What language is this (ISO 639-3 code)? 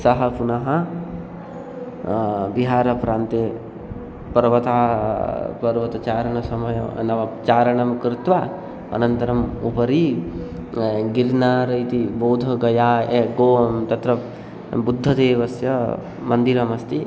san